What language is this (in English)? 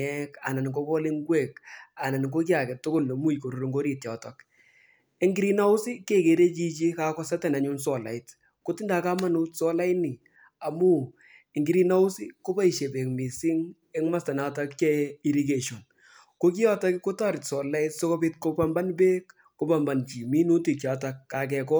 Kalenjin